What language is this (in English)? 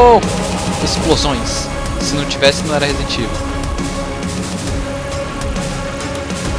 Portuguese